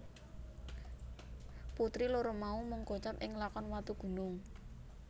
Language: Javanese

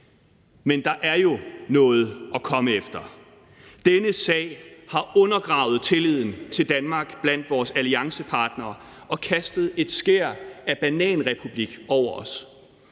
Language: Danish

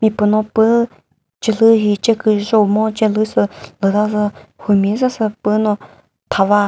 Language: Chokri Naga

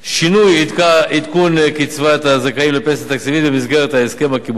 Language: Hebrew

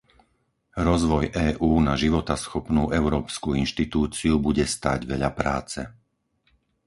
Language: Slovak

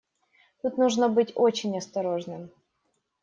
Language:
Russian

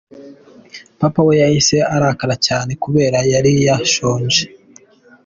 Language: Kinyarwanda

